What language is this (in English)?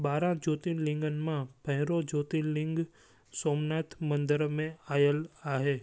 Sindhi